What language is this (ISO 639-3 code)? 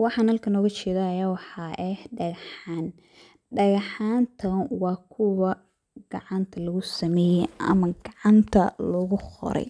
som